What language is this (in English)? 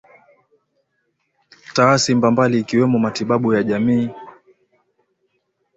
Swahili